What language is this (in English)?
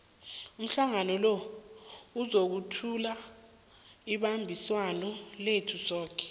South Ndebele